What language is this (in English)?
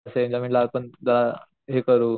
Marathi